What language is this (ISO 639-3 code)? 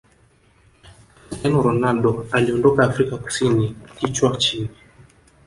swa